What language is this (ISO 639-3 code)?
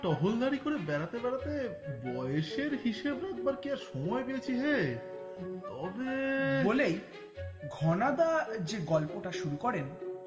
ben